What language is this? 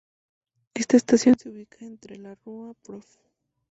Spanish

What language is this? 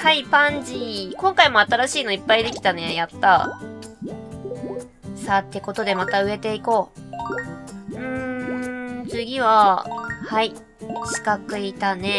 Japanese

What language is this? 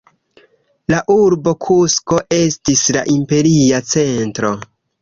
Esperanto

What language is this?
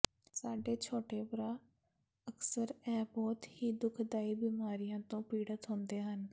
Punjabi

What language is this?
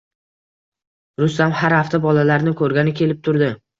Uzbek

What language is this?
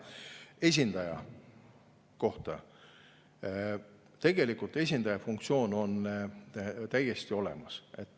Estonian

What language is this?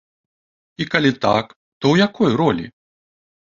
Belarusian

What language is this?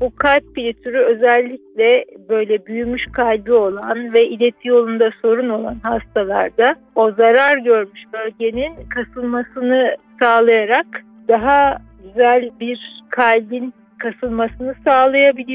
Turkish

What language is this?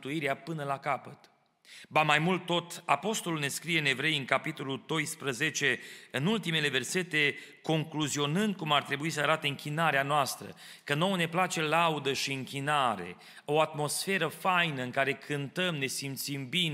Romanian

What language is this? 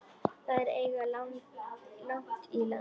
Icelandic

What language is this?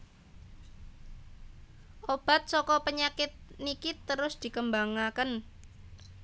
Javanese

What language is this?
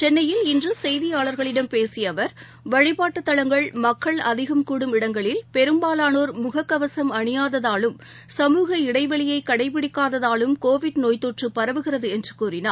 Tamil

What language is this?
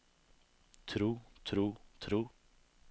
Norwegian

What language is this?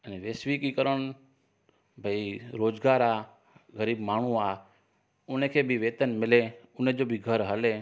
Sindhi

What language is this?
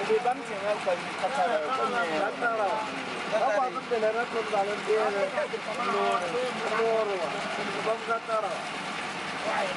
Italian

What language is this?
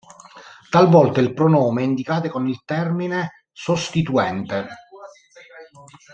Italian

